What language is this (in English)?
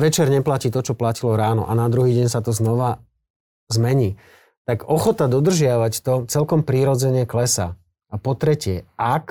Slovak